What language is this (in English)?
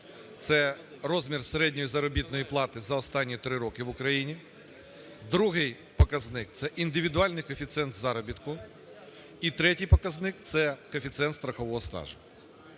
Ukrainian